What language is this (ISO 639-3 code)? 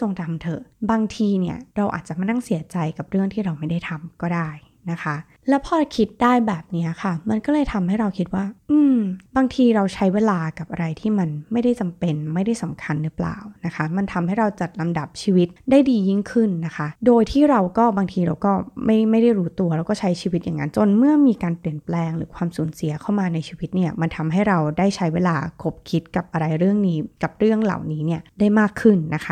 tha